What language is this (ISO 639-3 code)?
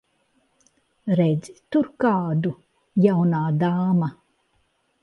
lav